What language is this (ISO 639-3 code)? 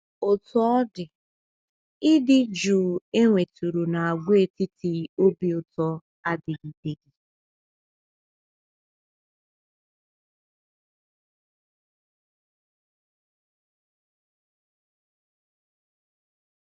ibo